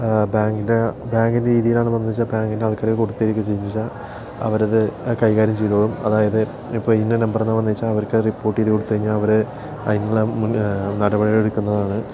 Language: Malayalam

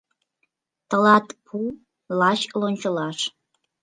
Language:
Mari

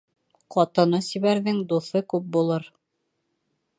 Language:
Bashkir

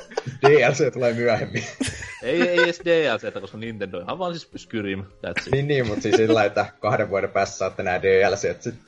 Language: Finnish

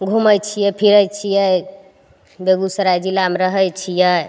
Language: Maithili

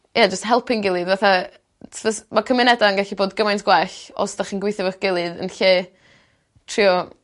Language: Welsh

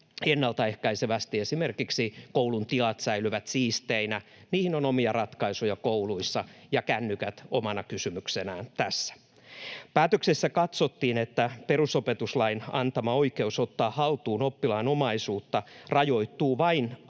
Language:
Finnish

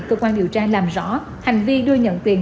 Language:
Vietnamese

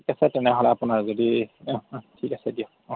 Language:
Assamese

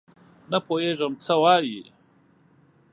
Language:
Pashto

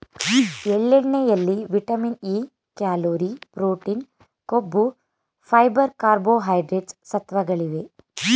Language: Kannada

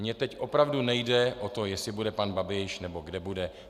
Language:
Czech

